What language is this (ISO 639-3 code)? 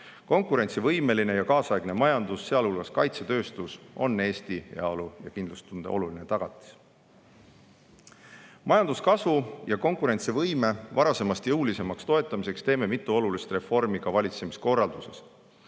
est